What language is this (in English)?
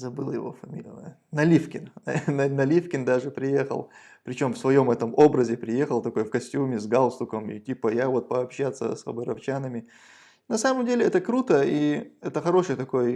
Russian